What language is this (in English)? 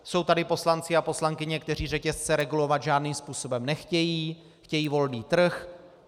Czech